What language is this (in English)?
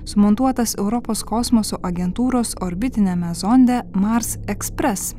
Lithuanian